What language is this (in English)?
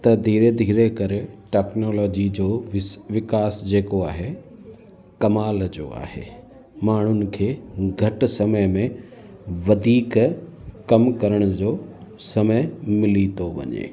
Sindhi